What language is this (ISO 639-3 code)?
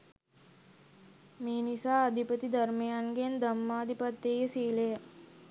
sin